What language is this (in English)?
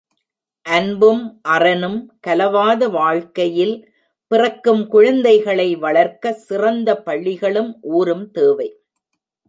Tamil